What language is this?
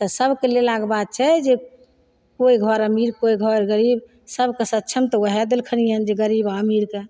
Maithili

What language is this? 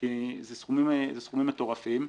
Hebrew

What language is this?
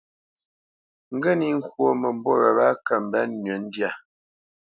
Bamenyam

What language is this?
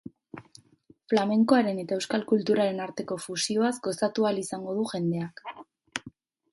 Basque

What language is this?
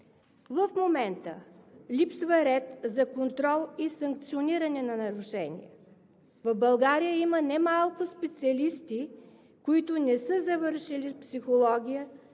Bulgarian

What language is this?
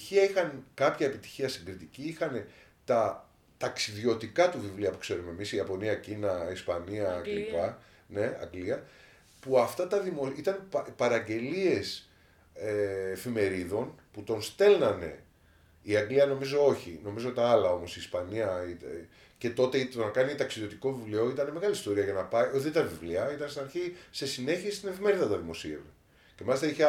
Greek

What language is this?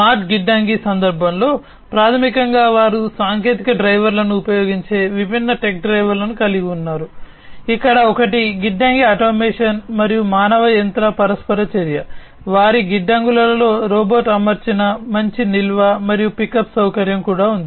Telugu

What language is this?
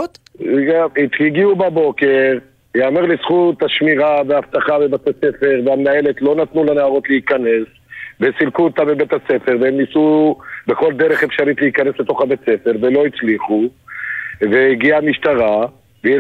Hebrew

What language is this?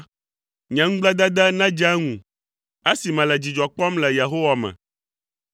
Ewe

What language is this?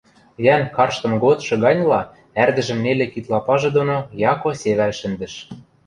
Western Mari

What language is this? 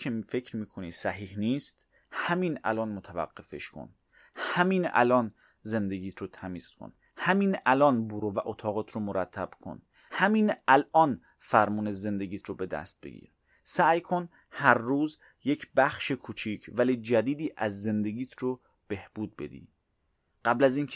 Persian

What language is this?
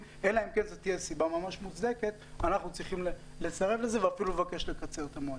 Hebrew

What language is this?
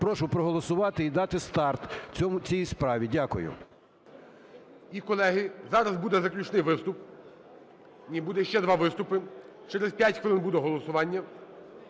Ukrainian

